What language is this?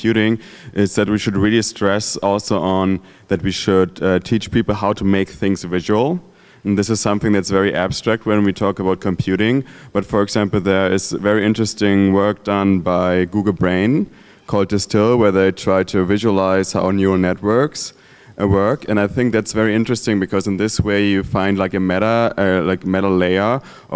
English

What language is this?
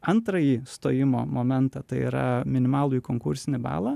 Lithuanian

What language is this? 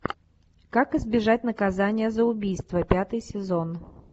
Russian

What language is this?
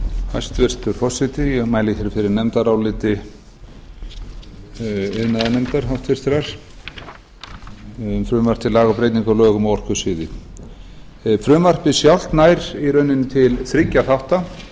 Icelandic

